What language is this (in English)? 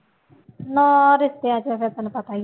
Punjabi